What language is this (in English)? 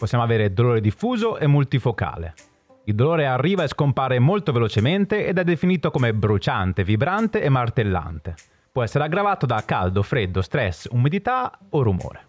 Italian